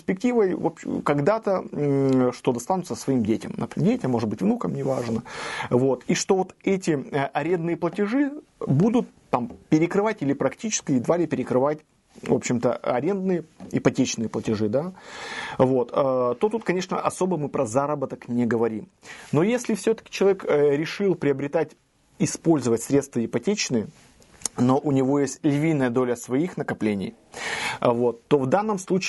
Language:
Russian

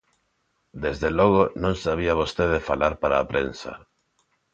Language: Galician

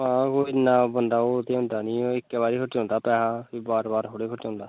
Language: Dogri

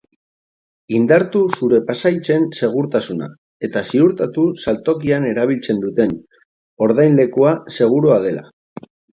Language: Basque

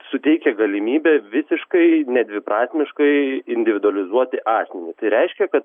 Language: Lithuanian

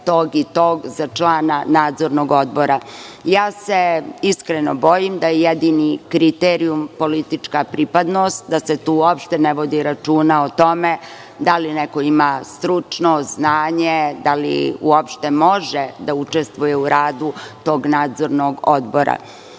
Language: Serbian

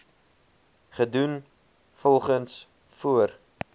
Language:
Afrikaans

